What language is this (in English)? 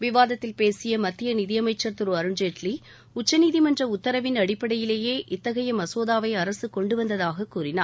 Tamil